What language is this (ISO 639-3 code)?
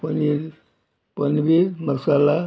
kok